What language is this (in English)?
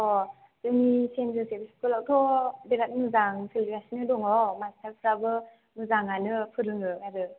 Bodo